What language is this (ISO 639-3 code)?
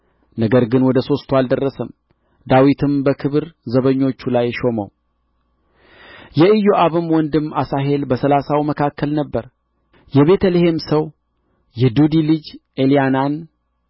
amh